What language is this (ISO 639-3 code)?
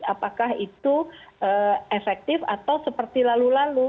ind